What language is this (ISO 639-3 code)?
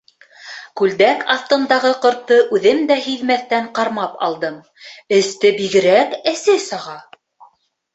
bak